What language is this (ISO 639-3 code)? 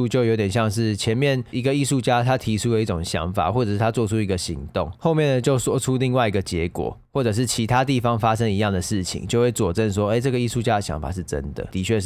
zho